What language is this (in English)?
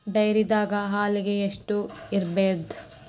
Kannada